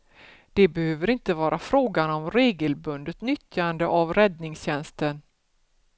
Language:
Swedish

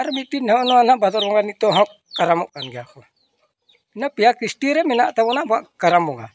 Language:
Santali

